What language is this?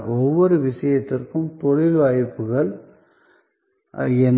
Tamil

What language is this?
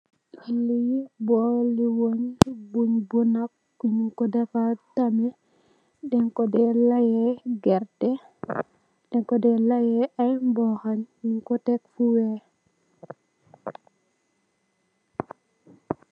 Wolof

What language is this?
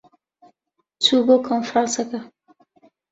Central Kurdish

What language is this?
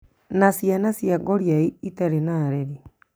Kikuyu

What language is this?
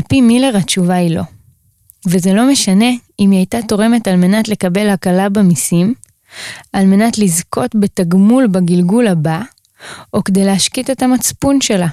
Hebrew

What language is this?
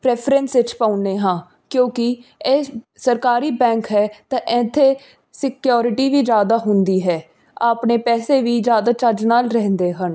Punjabi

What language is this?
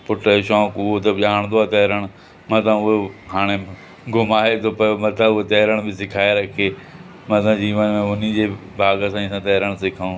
Sindhi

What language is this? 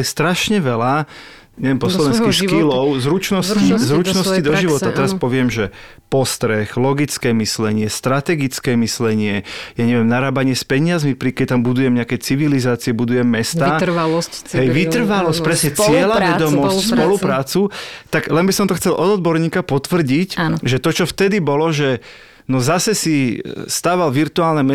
Slovak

